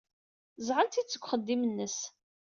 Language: Kabyle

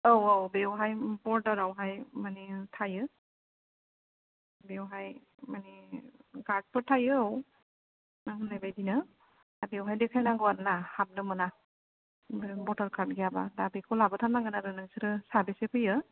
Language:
Bodo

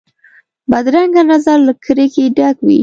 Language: Pashto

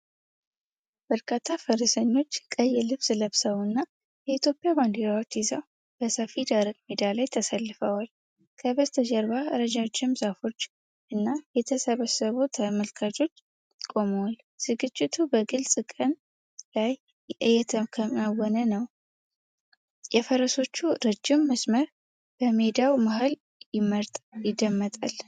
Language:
Amharic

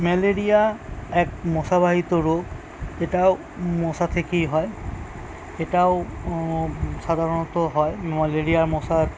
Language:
Bangla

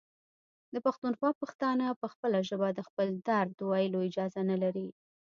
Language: Pashto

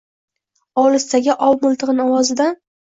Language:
Uzbek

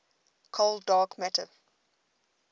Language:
English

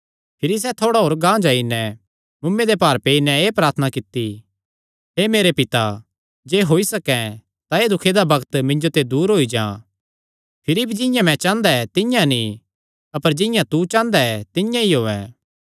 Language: Kangri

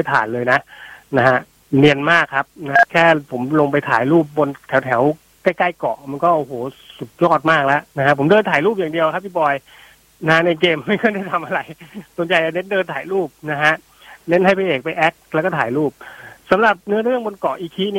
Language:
Thai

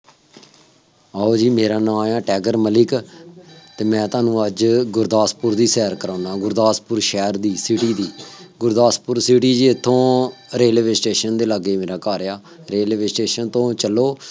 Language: Punjabi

